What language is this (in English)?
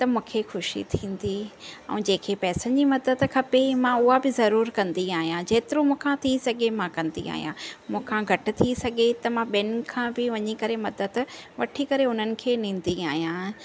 Sindhi